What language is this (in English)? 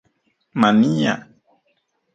Central Puebla Nahuatl